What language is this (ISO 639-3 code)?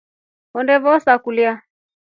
rof